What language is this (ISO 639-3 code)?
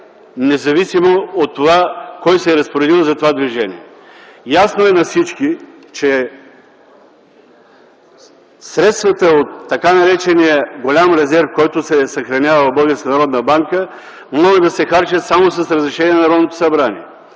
bul